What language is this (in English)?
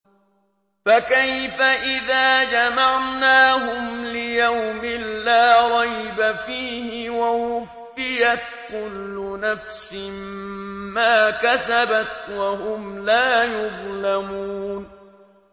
Arabic